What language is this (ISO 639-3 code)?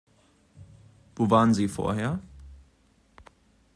deu